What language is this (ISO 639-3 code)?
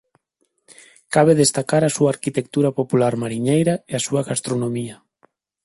glg